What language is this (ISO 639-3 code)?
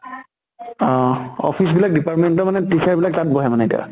asm